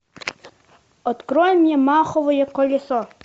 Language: Russian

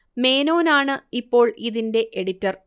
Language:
Malayalam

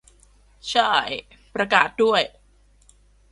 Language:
Thai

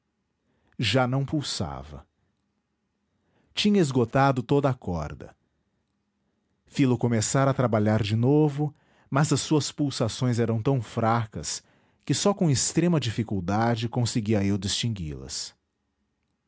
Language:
Portuguese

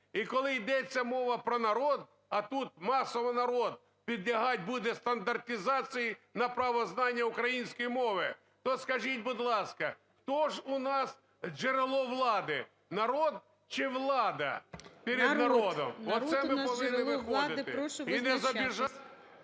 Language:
Ukrainian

